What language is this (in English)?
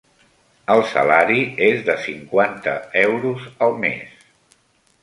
Catalan